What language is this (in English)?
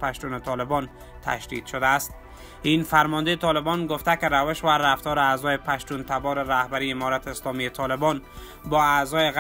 Persian